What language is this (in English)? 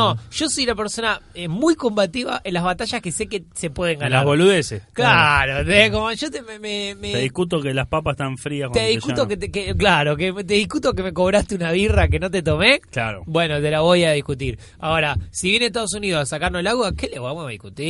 Spanish